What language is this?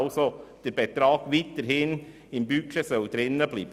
Swiss German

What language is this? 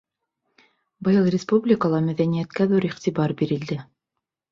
Bashkir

